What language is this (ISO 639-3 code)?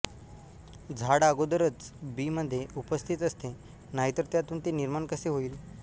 mar